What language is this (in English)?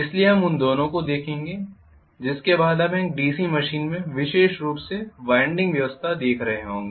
Hindi